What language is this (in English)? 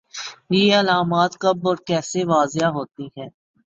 Urdu